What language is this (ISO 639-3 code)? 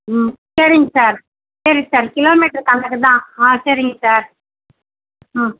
tam